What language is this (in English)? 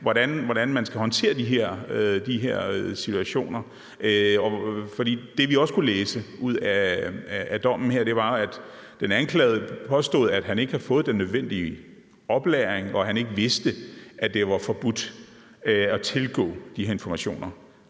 Danish